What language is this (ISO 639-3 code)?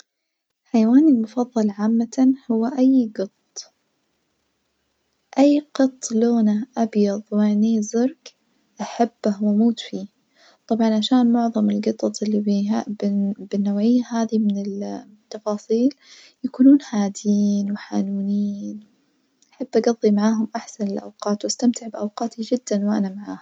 ars